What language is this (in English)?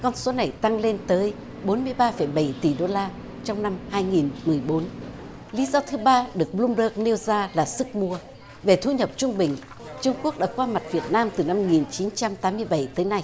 Vietnamese